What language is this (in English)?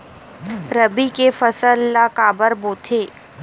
Chhattisgarhi